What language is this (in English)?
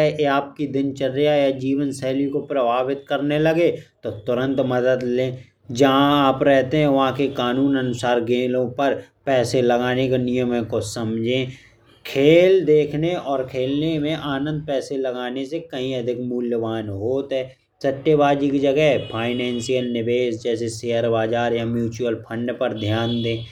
Bundeli